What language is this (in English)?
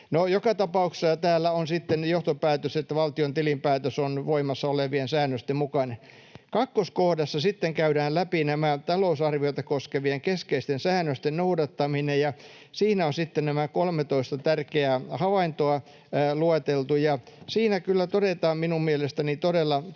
Finnish